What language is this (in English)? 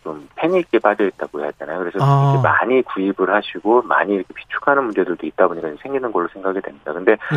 Korean